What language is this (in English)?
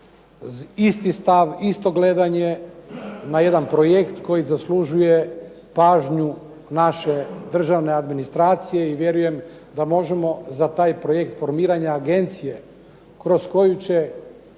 Croatian